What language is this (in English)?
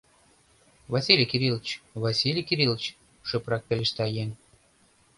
Mari